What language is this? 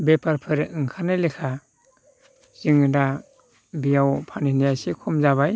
Bodo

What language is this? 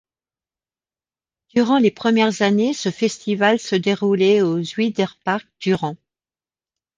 French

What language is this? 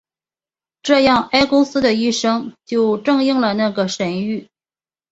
Chinese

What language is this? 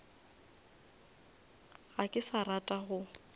Northern Sotho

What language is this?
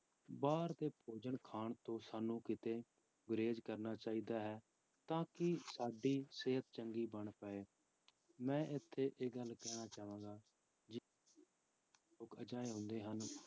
Punjabi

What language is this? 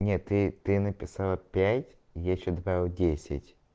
Russian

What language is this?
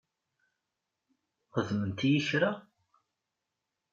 Kabyle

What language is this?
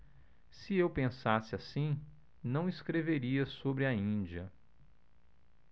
Portuguese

